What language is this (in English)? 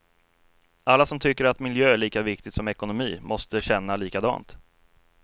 Swedish